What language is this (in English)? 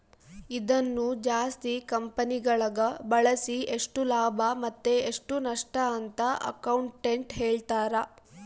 Kannada